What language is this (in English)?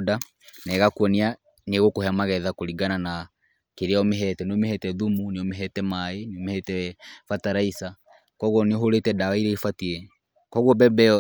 Kikuyu